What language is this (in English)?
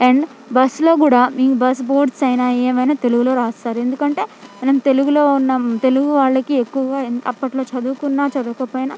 Telugu